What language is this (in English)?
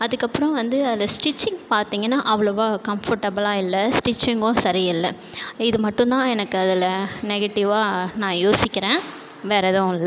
Tamil